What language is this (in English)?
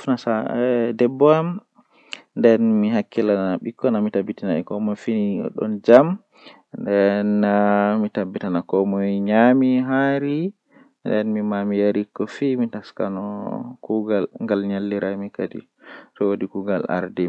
Western Niger Fulfulde